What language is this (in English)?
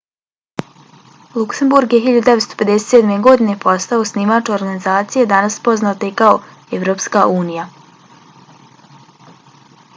Bosnian